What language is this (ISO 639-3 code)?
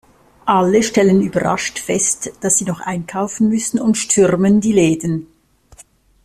deu